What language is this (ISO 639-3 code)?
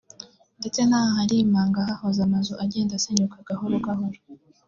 kin